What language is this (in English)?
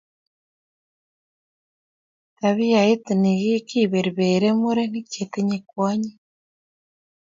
Kalenjin